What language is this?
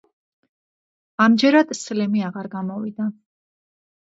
Georgian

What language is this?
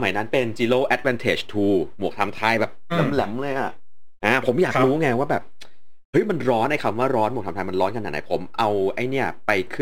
Thai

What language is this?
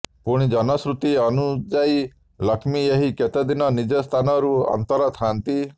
Odia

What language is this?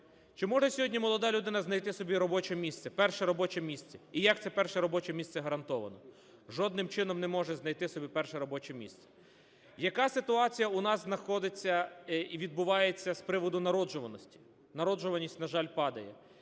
Ukrainian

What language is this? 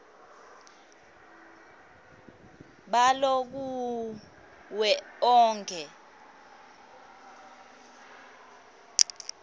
Swati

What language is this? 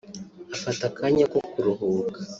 Kinyarwanda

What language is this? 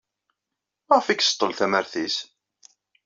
Kabyle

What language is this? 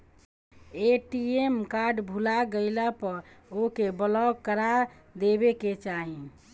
Bhojpuri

